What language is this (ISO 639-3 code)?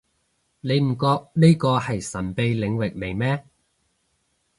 yue